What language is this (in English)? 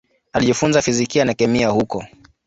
Swahili